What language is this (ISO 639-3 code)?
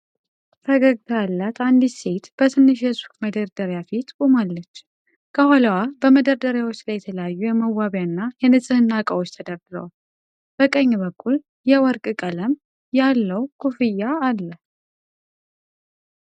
amh